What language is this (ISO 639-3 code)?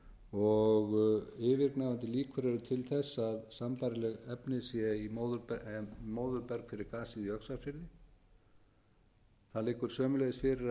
isl